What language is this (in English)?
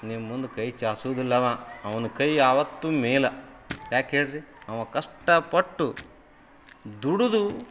Kannada